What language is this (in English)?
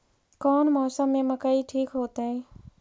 Magahi